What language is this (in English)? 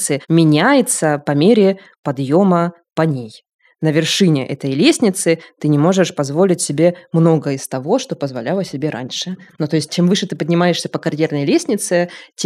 Russian